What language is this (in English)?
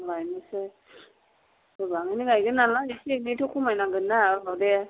Bodo